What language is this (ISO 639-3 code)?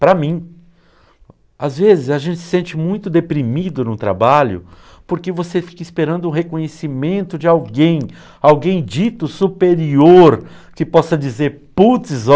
por